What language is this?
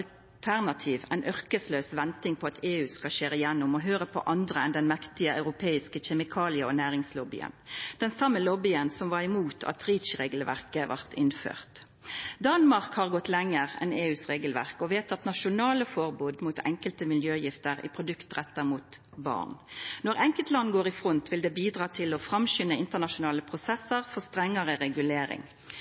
Norwegian Nynorsk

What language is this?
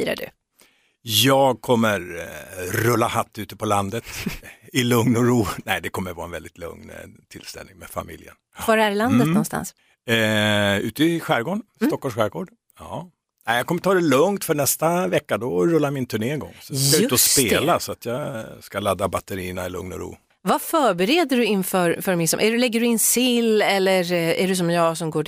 Swedish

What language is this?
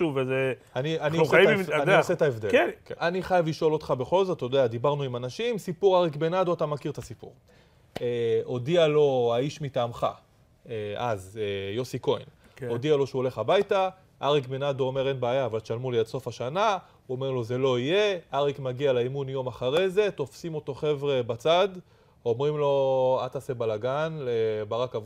Hebrew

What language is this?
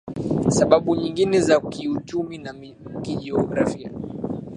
Swahili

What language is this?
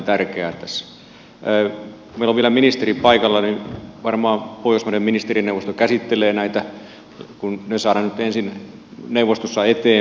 Finnish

